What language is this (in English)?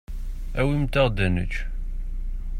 Kabyle